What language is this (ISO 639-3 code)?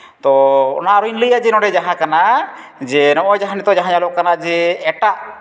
sat